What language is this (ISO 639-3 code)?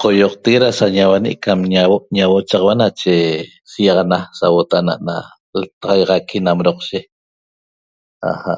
tob